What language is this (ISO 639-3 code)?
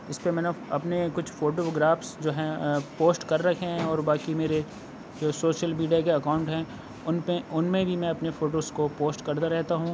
urd